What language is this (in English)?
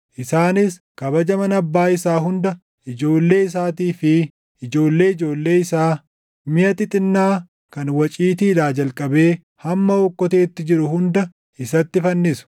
Oromo